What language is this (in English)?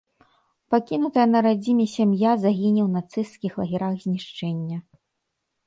Belarusian